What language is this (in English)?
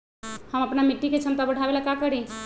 Magahi